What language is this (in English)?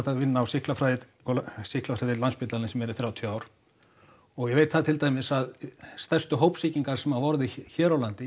Icelandic